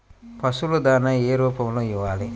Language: Telugu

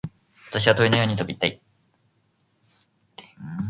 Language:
Japanese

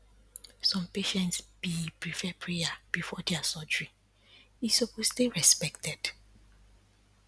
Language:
Nigerian Pidgin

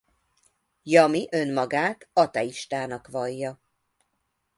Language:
Hungarian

